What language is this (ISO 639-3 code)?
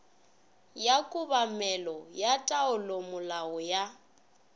nso